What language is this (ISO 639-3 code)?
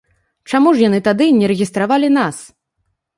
bel